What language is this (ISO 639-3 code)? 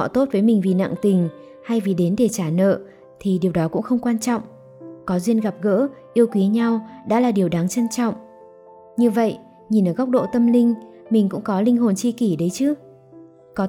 vie